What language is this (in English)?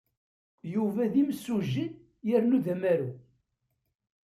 Kabyle